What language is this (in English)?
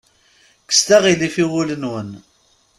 Kabyle